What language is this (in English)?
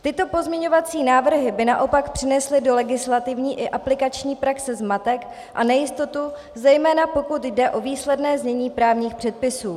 Czech